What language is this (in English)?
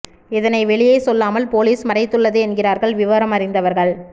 Tamil